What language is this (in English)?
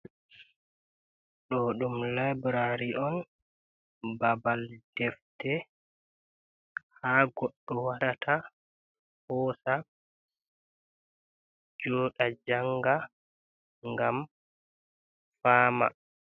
Fula